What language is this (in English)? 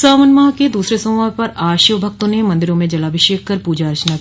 Hindi